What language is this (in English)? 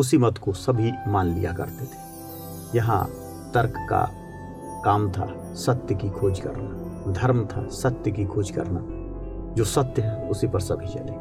Hindi